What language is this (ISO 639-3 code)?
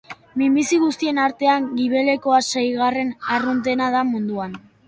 eus